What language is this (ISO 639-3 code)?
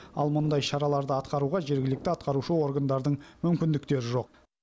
kaz